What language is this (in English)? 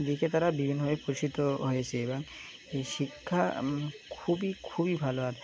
Bangla